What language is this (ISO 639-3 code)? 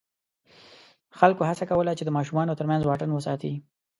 pus